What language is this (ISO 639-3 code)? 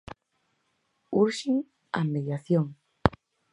glg